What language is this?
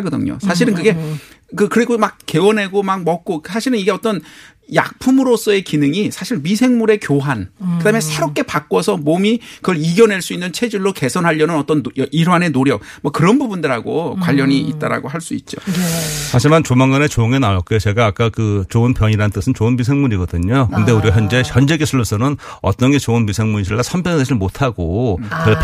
Korean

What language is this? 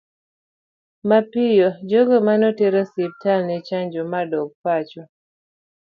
Luo (Kenya and Tanzania)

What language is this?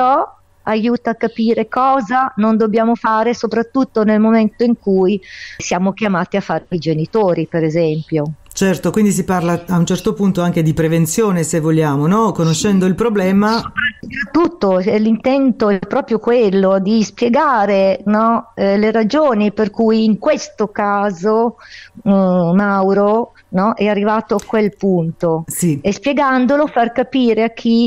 Italian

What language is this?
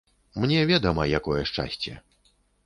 Belarusian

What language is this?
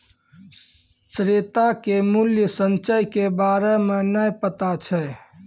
Maithili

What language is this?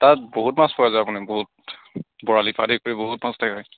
Assamese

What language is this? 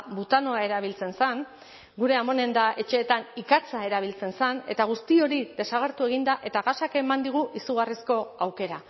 Basque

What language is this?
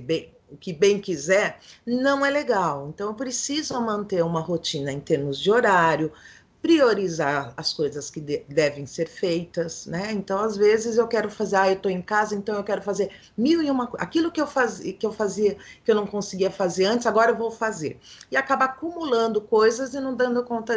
Portuguese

